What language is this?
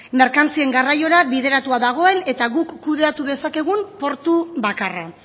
Basque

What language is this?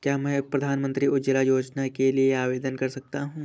Hindi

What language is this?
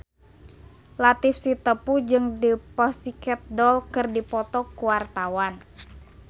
Sundanese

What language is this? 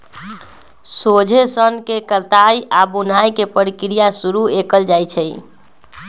Magahi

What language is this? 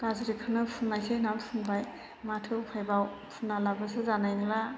Bodo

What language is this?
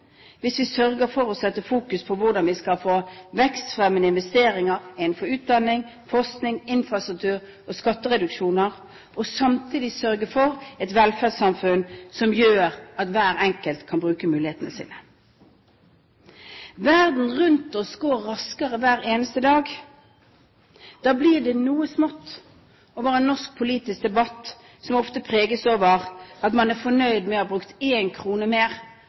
Norwegian Bokmål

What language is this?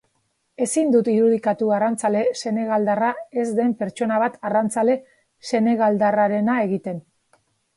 Basque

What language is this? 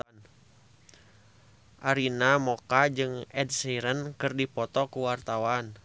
Sundanese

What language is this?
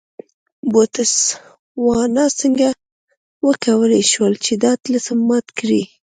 Pashto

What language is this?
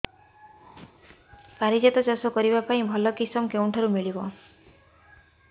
Odia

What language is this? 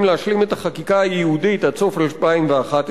Hebrew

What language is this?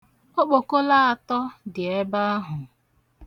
Igbo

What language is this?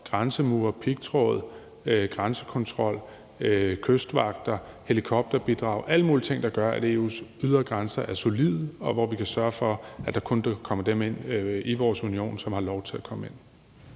Danish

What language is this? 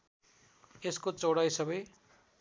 Nepali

